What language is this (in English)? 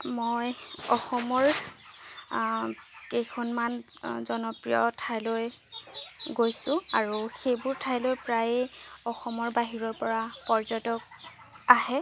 Assamese